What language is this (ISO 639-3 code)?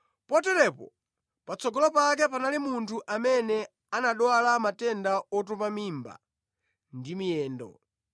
nya